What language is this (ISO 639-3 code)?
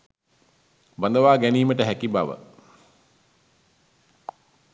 sin